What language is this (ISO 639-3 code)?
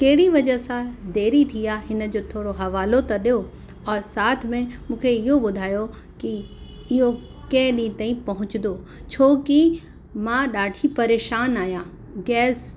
snd